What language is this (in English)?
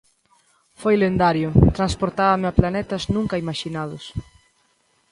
Galician